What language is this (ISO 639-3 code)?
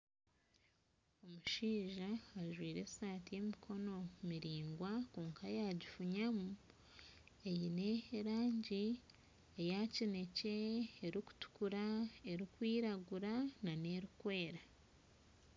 nyn